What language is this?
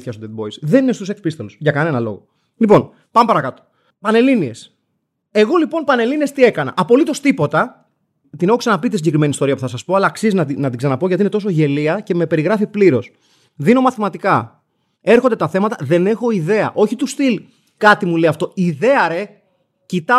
Greek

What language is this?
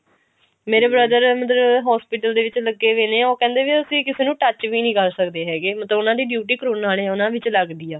Punjabi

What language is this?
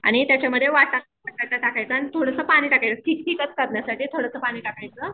Marathi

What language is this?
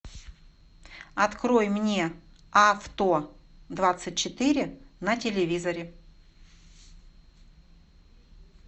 Russian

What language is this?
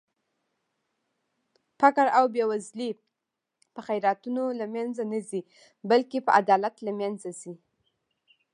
Pashto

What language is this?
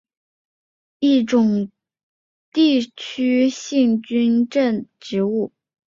Chinese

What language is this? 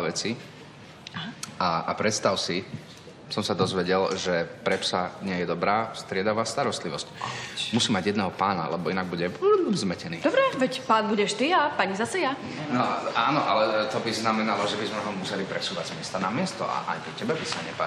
Slovak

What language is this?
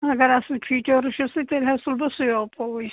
Kashmiri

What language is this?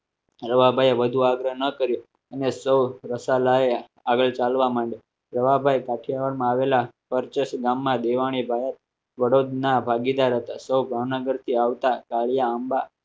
Gujarati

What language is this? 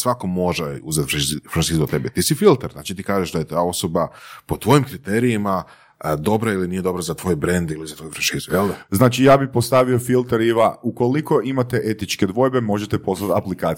Croatian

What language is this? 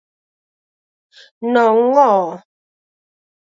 Galician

